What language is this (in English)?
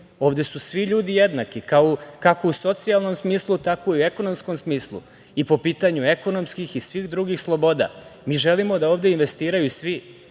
Serbian